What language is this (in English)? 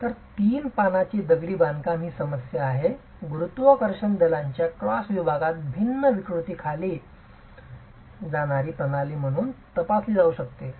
Marathi